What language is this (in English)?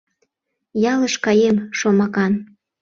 Mari